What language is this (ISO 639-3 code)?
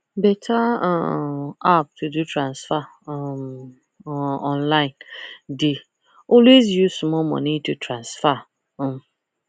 pcm